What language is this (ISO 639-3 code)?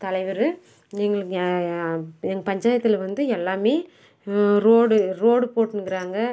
tam